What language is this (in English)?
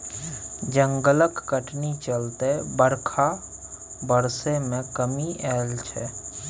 Maithili